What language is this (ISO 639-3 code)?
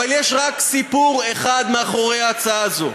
heb